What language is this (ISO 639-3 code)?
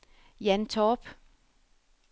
dan